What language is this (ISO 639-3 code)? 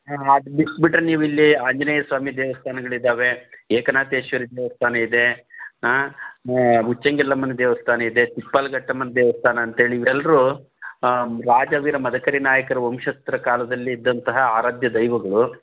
kan